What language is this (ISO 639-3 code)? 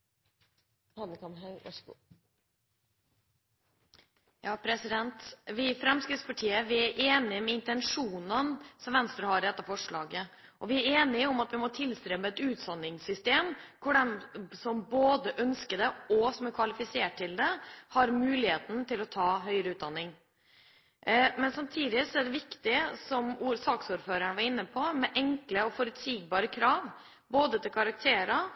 nob